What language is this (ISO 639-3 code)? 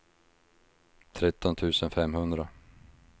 swe